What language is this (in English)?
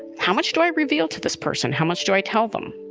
English